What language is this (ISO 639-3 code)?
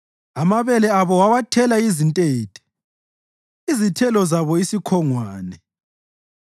nde